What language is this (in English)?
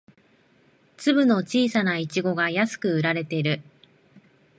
Japanese